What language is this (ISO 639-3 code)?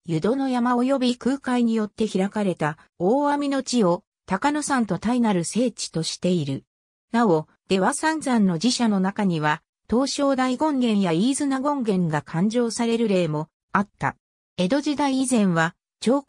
jpn